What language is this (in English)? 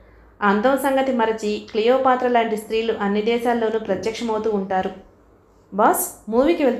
Telugu